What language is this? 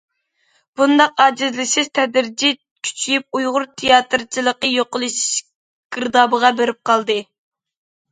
Uyghur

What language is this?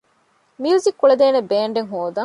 Divehi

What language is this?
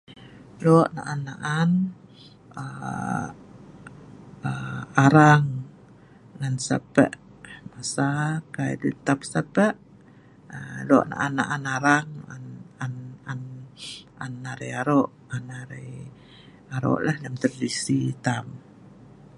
Sa'ban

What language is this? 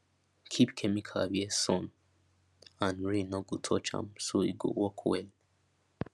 Nigerian Pidgin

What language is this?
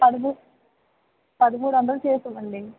Telugu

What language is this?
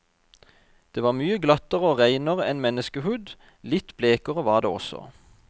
Norwegian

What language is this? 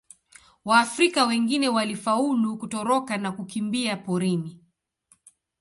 Swahili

